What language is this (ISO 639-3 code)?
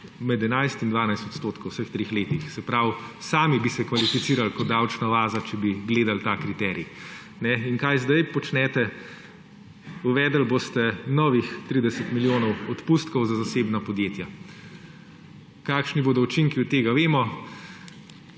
slv